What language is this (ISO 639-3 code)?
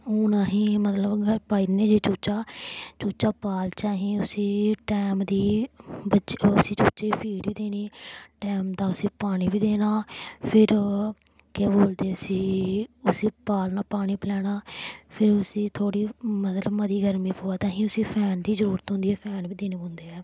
doi